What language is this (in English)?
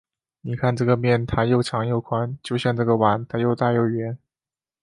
Chinese